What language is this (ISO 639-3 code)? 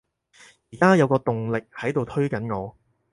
yue